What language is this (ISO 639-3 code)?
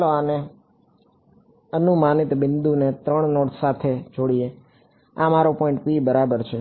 guj